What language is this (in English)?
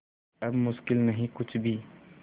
Hindi